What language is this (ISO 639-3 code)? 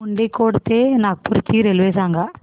mar